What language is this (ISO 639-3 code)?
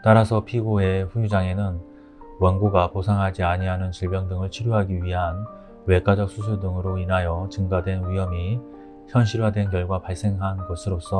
kor